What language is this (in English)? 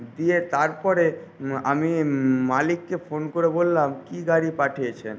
Bangla